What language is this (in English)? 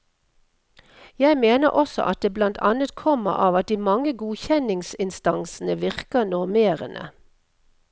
Norwegian